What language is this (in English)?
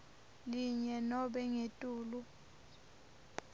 Swati